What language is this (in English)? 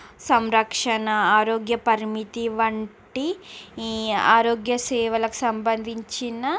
Telugu